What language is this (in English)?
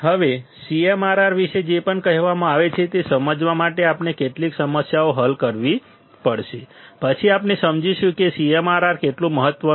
Gujarati